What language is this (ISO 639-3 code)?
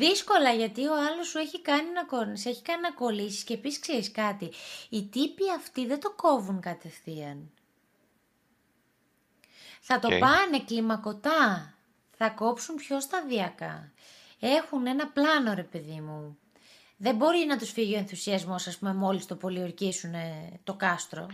ell